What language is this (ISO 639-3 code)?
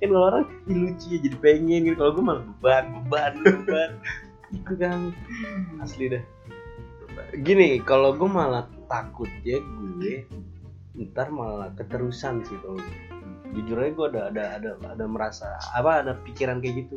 ind